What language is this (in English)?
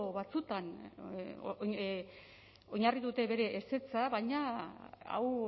Basque